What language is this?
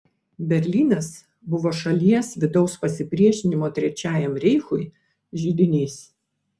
Lithuanian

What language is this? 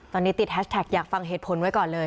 Thai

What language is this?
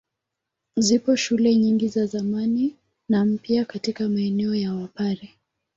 Swahili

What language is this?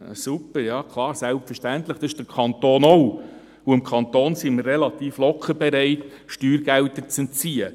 Swiss German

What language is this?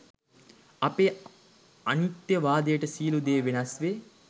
Sinhala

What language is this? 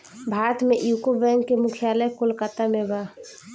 Bhojpuri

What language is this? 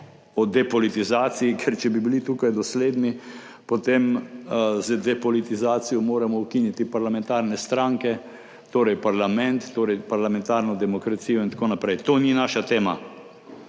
Slovenian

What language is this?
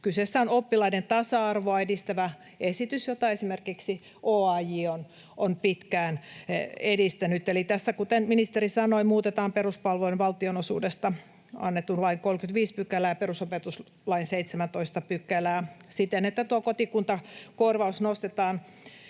Finnish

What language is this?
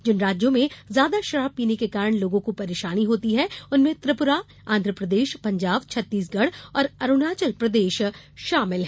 Hindi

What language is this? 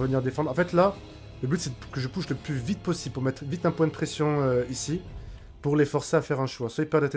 French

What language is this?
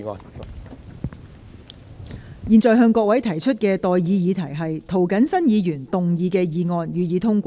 Cantonese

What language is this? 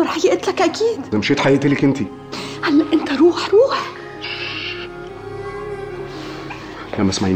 Arabic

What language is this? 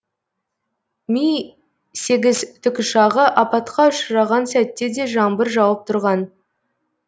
Kazakh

